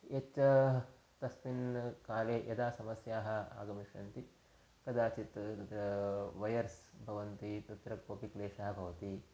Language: Sanskrit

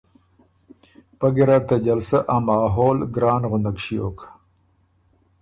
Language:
Ormuri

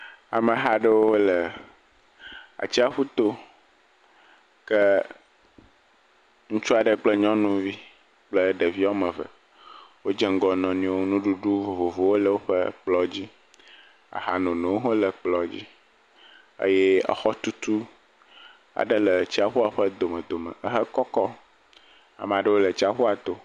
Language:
Ewe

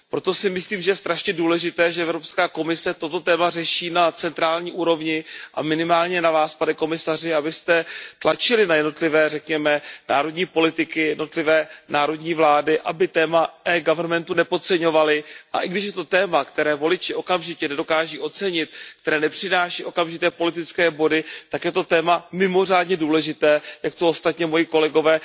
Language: Czech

